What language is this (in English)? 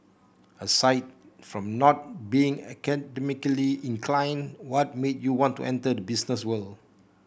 English